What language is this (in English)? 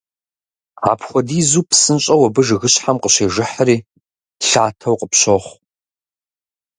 Kabardian